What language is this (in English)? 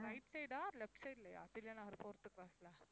Tamil